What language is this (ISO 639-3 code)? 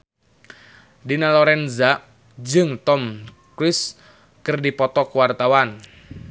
sun